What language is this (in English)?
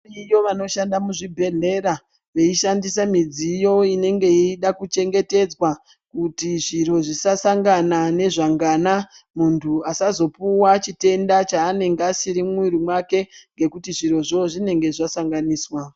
Ndau